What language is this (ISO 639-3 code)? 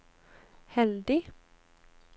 nor